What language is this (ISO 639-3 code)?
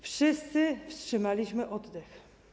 pol